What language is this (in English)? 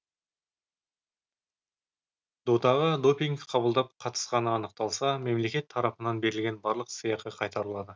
Kazakh